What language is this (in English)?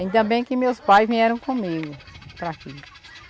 Portuguese